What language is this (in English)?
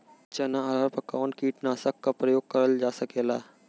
Bhojpuri